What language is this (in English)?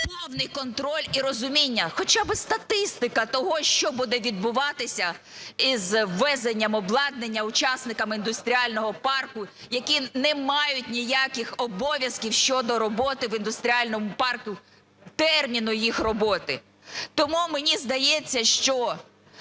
Ukrainian